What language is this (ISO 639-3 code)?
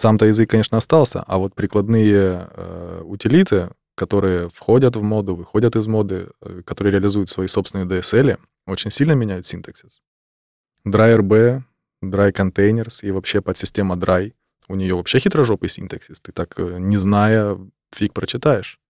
rus